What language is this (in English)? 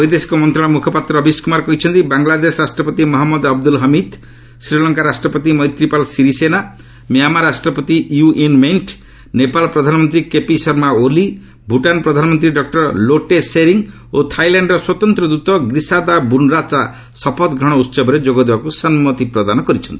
Odia